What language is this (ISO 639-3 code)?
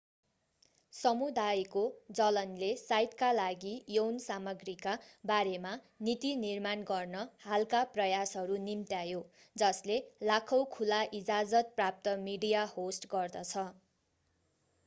nep